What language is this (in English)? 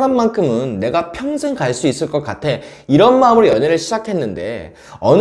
Korean